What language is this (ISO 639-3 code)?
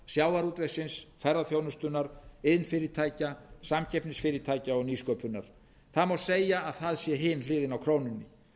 isl